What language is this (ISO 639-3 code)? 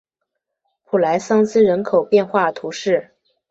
zho